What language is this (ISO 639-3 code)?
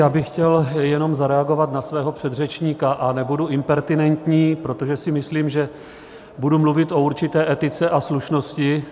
ces